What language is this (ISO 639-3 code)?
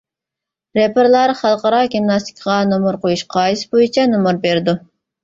uig